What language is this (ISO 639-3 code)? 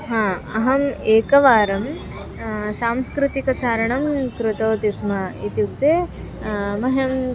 san